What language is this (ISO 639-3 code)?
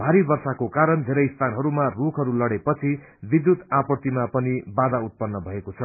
nep